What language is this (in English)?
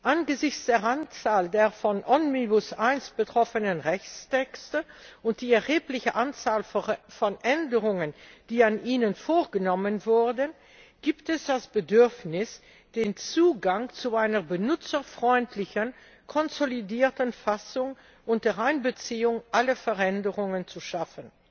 German